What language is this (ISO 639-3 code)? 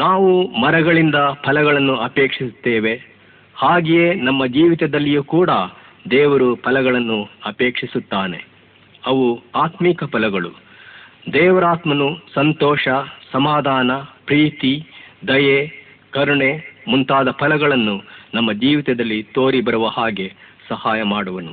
kan